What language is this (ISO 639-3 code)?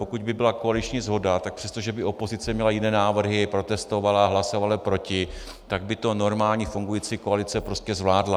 ces